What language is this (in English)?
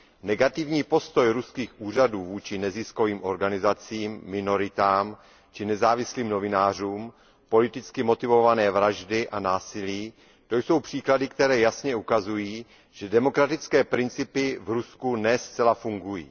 Czech